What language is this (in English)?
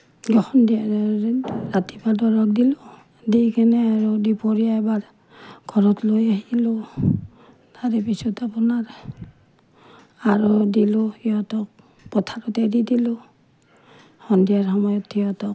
Assamese